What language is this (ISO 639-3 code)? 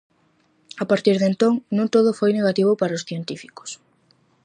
glg